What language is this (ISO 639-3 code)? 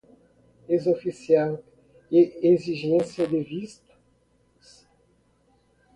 por